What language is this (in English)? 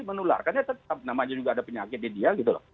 Indonesian